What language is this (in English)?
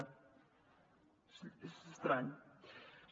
Catalan